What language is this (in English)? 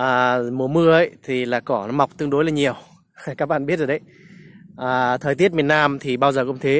Vietnamese